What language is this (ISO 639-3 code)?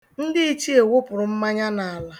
ibo